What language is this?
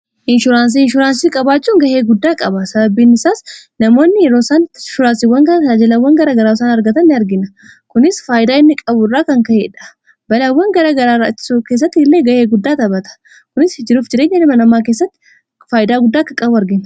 Oromo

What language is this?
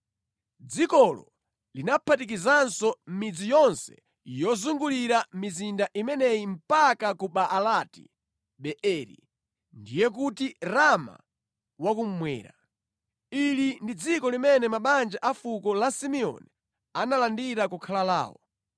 Nyanja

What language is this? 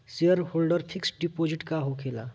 Bhojpuri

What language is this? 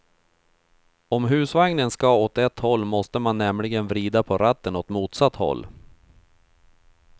Swedish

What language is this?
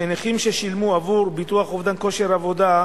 Hebrew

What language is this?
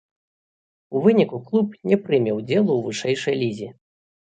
Belarusian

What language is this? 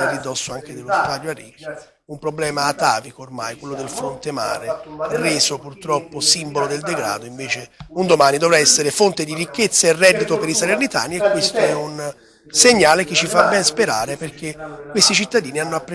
Italian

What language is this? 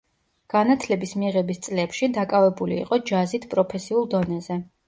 Georgian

